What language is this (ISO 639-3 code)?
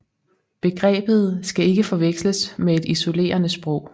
dan